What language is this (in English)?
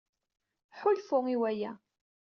Kabyle